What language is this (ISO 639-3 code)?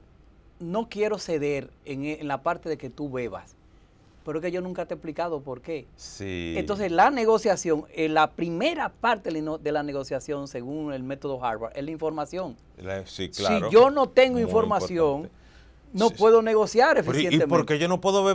spa